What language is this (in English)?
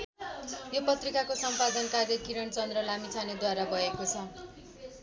Nepali